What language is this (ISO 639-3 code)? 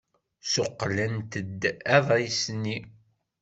kab